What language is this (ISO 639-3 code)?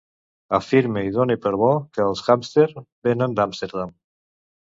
cat